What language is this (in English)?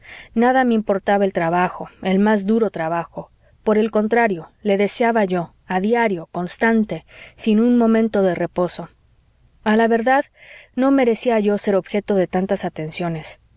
Spanish